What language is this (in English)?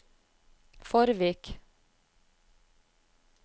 Norwegian